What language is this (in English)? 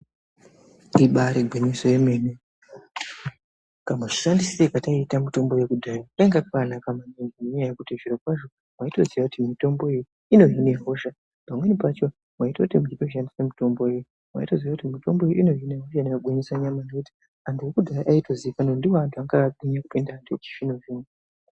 Ndau